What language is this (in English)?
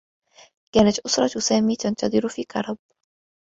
Arabic